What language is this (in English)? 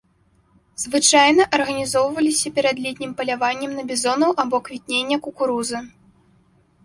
Belarusian